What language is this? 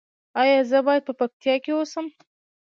Pashto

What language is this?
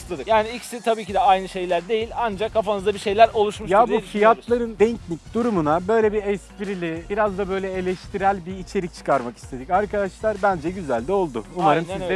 Turkish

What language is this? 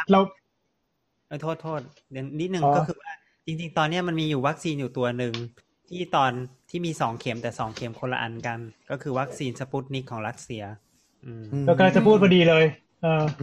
Thai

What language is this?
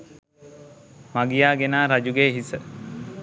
Sinhala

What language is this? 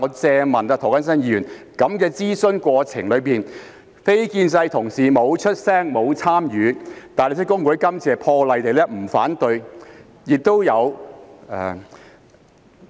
Cantonese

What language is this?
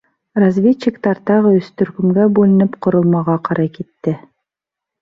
Bashkir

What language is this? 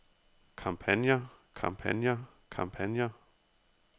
Danish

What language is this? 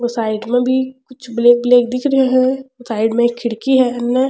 Rajasthani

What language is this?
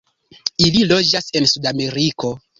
Esperanto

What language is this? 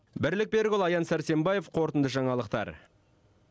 Kazakh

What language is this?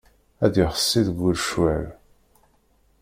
Kabyle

